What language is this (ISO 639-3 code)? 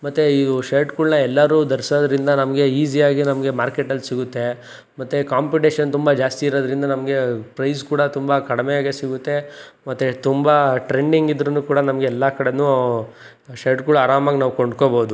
kan